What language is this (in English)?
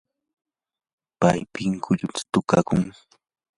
Yanahuanca Pasco Quechua